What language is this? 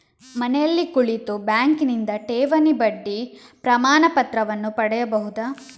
Kannada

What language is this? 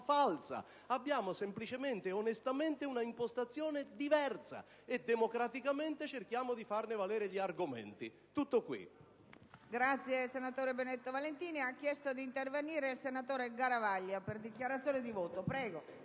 Italian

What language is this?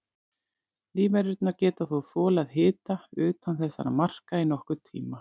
Icelandic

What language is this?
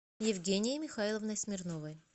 Russian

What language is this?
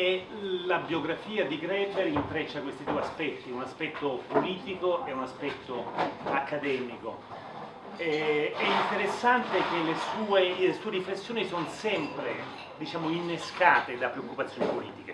Italian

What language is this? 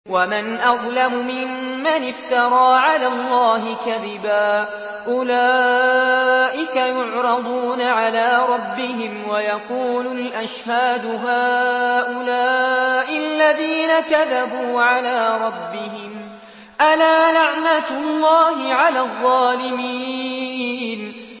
Arabic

